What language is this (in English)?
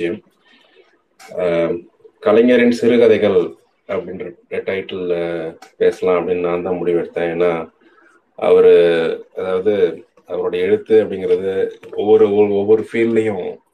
Tamil